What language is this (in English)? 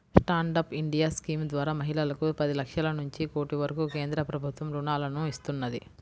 Telugu